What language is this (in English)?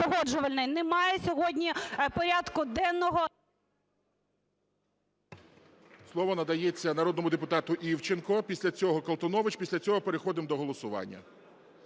Ukrainian